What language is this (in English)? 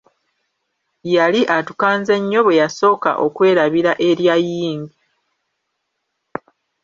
Ganda